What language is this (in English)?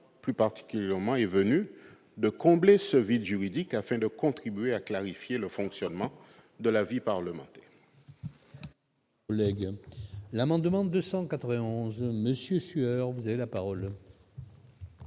French